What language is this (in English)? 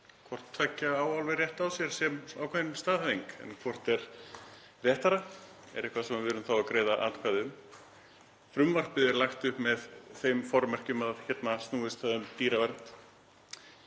Icelandic